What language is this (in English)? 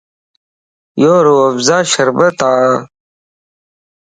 Lasi